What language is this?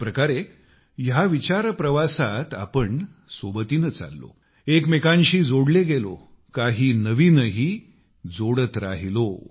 Marathi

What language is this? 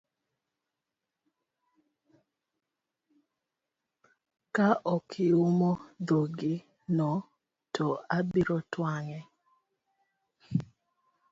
Luo (Kenya and Tanzania)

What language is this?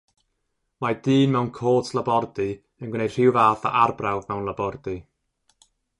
Welsh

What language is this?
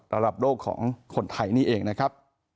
Thai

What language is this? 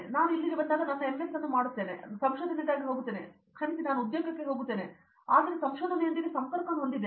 Kannada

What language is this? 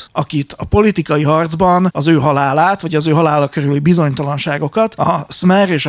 Hungarian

